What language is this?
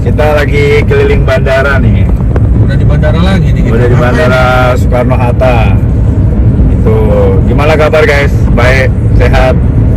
Indonesian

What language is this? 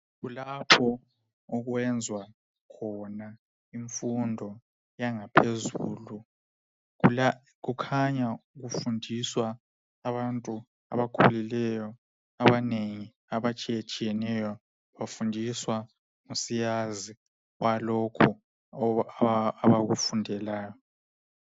North Ndebele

